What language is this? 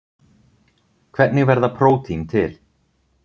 Icelandic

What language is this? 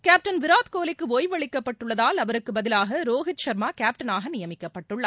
Tamil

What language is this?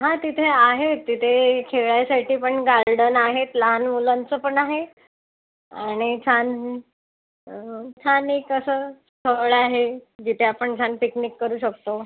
Marathi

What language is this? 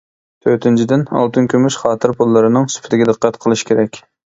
Uyghur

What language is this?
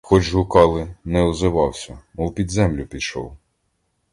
Ukrainian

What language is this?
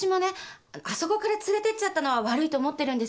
Japanese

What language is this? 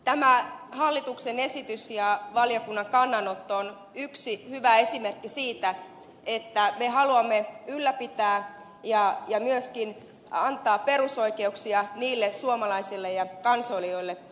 Finnish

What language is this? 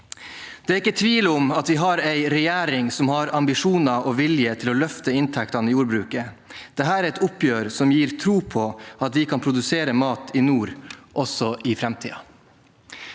Norwegian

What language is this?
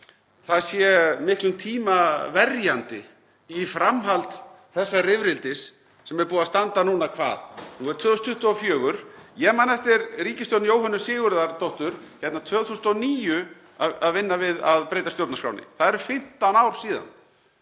Icelandic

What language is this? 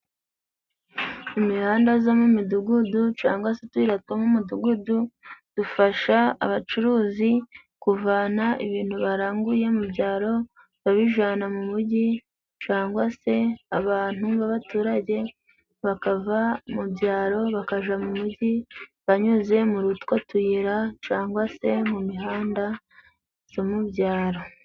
Kinyarwanda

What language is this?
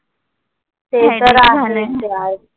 Marathi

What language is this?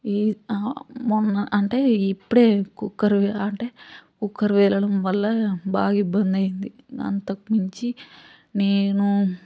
Telugu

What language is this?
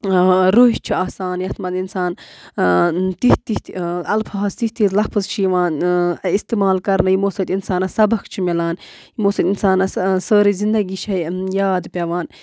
Kashmiri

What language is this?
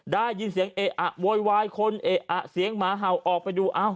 Thai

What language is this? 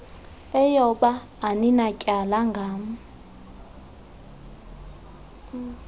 Xhosa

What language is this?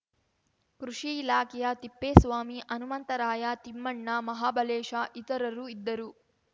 Kannada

